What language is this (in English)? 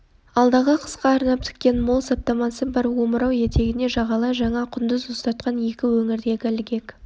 Kazakh